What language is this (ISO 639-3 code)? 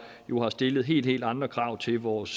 dan